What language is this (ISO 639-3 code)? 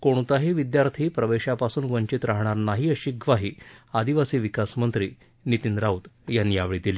mar